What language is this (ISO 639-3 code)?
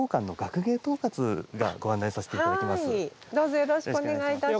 jpn